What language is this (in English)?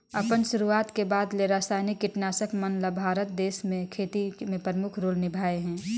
Chhattisgarhi